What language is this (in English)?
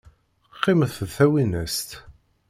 Kabyle